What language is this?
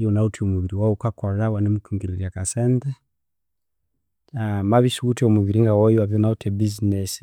Konzo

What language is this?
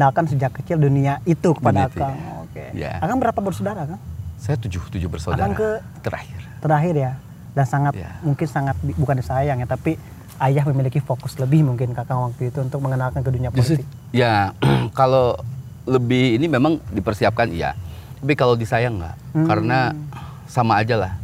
Indonesian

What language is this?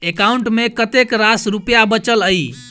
Maithili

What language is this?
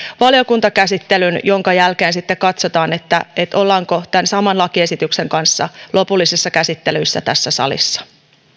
Finnish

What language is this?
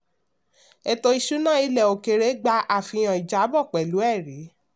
Yoruba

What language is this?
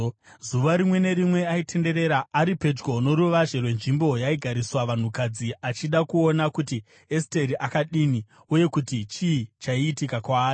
Shona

